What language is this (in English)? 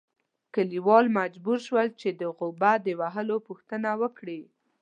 Pashto